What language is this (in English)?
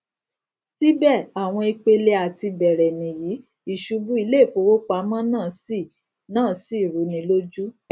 Yoruba